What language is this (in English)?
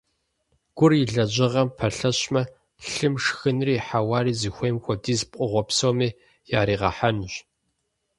Kabardian